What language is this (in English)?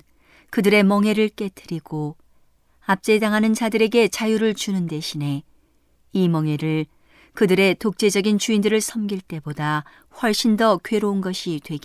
Korean